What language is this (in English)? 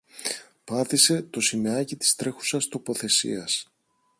Greek